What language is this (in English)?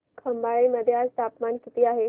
Marathi